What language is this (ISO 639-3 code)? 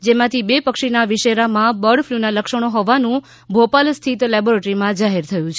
guj